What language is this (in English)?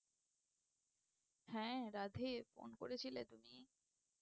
Bangla